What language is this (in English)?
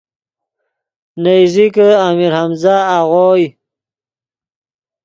Yidgha